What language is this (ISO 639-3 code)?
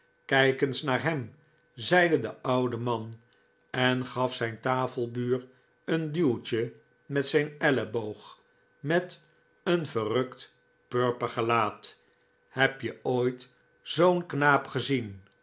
nld